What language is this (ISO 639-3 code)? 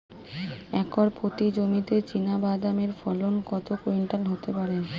ben